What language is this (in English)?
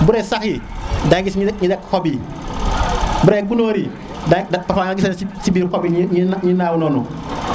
Serer